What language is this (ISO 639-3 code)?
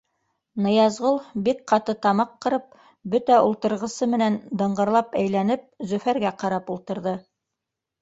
bak